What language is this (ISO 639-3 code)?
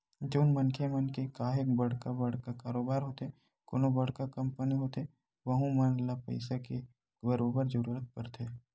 hne